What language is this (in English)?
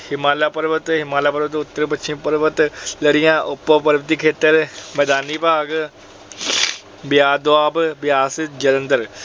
Punjabi